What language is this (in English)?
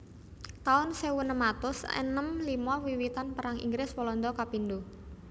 Javanese